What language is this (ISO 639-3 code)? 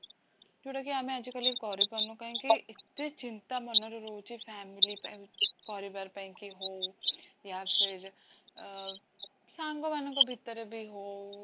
ori